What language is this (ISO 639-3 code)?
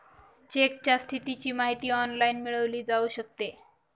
mar